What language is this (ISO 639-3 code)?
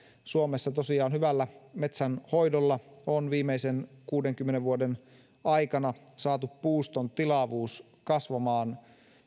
fin